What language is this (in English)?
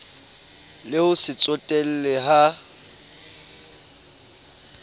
Southern Sotho